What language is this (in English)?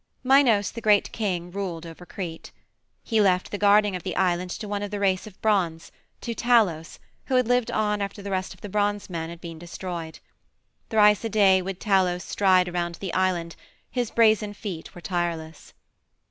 English